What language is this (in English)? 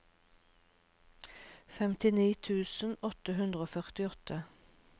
Norwegian